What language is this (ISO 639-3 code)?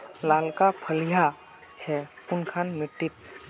mag